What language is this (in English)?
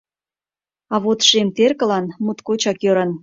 Mari